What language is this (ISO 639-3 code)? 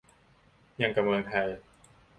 tha